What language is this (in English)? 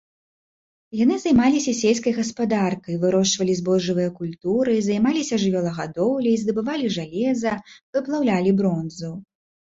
Belarusian